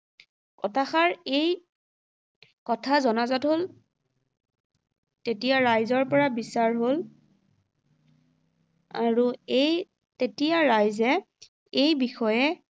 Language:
Assamese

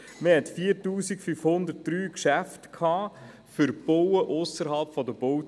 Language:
Swiss German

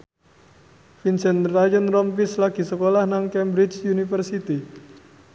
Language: Javanese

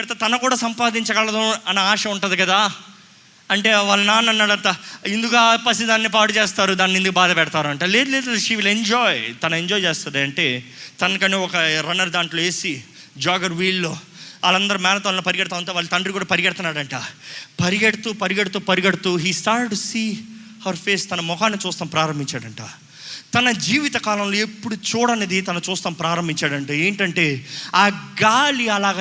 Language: Telugu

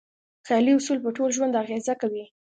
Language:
Pashto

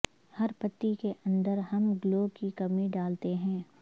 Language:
Urdu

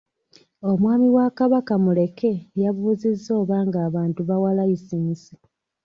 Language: Ganda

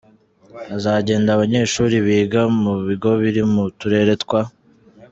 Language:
Kinyarwanda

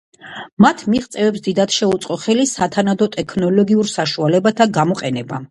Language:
Georgian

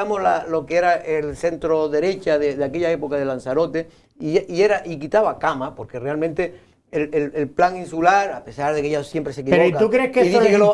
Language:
Spanish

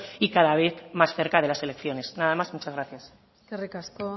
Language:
Spanish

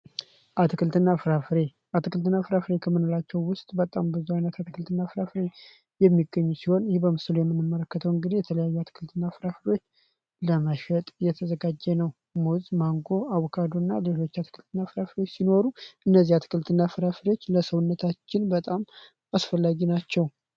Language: Amharic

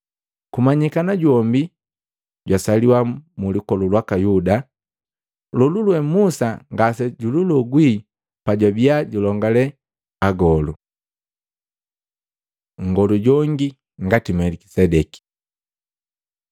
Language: Matengo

